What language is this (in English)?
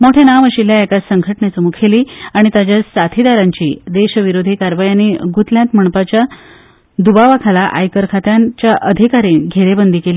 Konkani